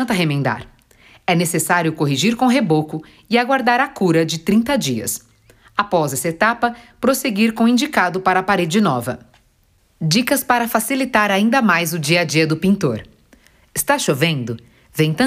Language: Portuguese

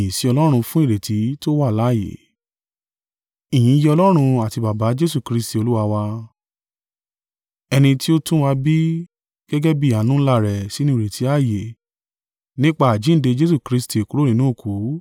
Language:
Yoruba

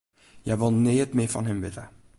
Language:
Western Frisian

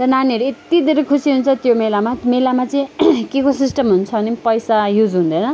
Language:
Nepali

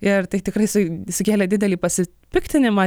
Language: Lithuanian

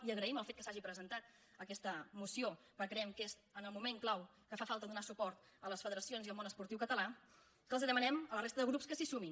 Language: Catalan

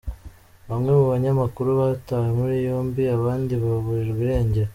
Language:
Kinyarwanda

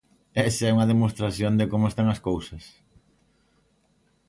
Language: Galician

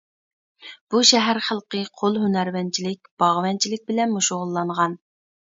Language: Uyghur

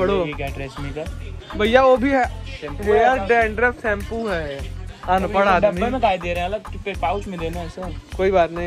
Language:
Hindi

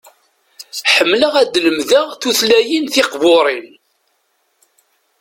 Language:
Kabyle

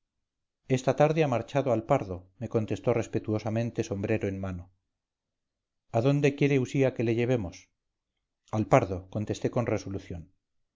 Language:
Spanish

